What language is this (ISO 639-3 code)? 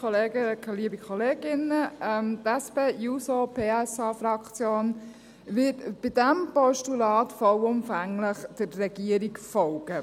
gsw